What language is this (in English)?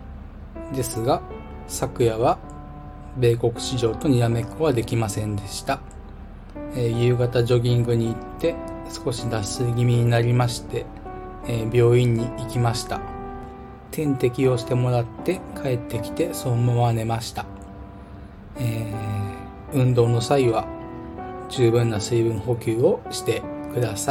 Japanese